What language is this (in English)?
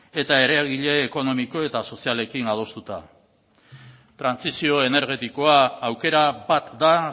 Basque